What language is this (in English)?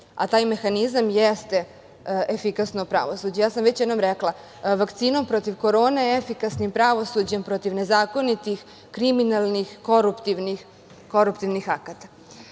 Serbian